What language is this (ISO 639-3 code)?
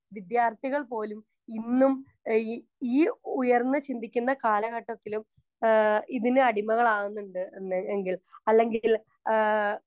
mal